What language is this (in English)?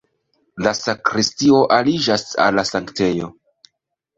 Esperanto